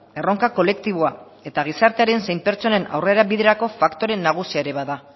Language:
Basque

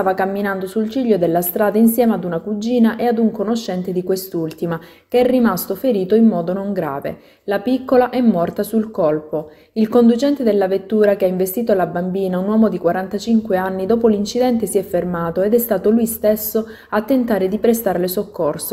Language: Italian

